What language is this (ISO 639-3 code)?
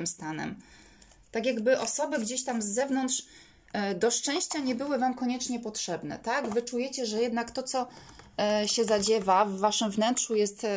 pol